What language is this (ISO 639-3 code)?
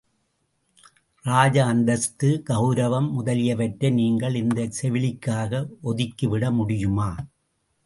tam